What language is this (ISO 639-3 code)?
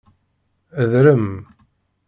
kab